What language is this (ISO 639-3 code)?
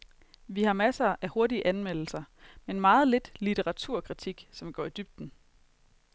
dan